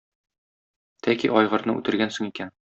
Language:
Tatar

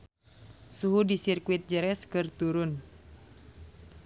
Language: Sundanese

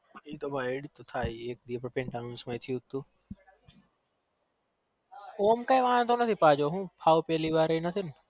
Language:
Gujarati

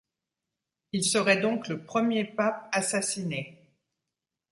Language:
French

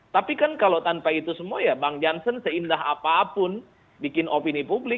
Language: Indonesian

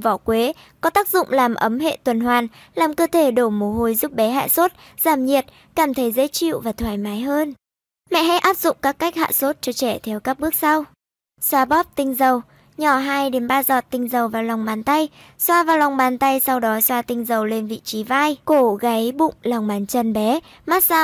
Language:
Vietnamese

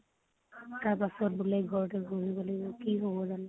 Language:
Assamese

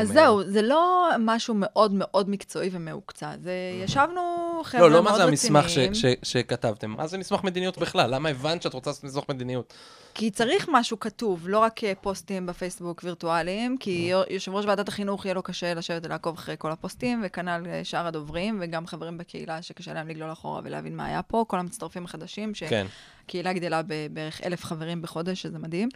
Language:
Hebrew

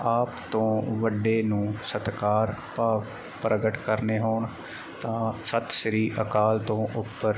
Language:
Punjabi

